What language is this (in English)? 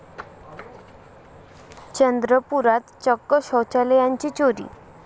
Marathi